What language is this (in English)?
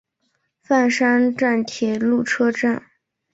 Chinese